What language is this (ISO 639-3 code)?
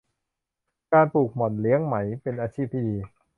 tha